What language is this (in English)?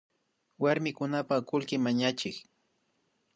Imbabura Highland Quichua